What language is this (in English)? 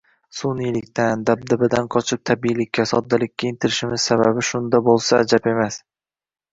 Uzbek